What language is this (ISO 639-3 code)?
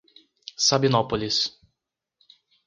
por